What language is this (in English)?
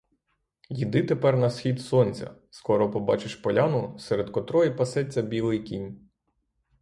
Ukrainian